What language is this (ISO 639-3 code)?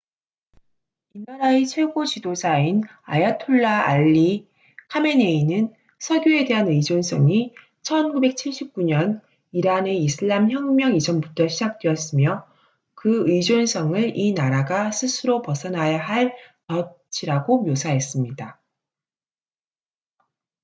kor